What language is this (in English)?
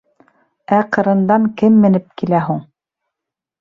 Bashkir